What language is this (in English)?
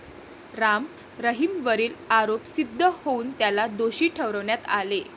Marathi